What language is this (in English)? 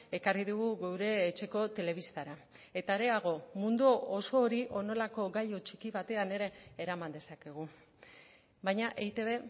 Basque